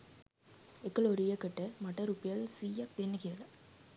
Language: Sinhala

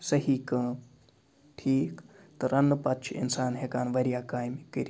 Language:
Kashmiri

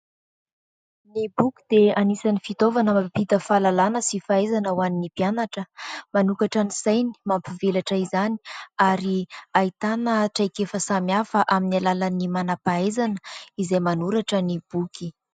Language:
Malagasy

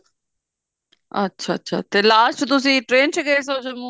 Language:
Punjabi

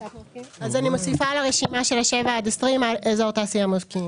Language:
Hebrew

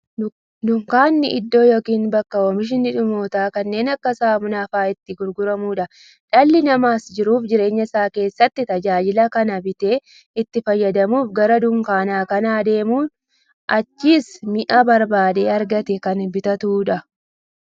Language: Oromo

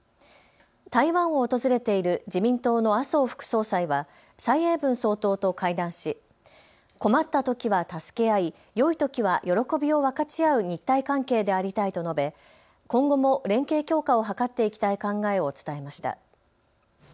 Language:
Japanese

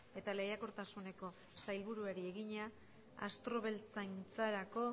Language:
Basque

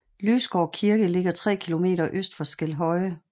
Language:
Danish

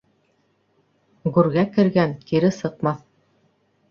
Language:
Bashkir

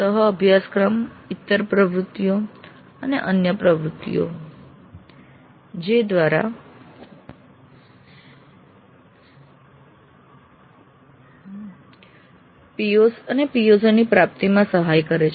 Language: Gujarati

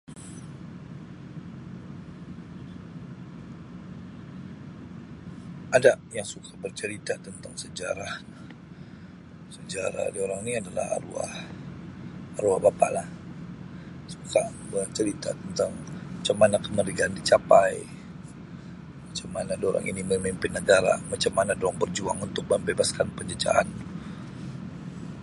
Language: Sabah Malay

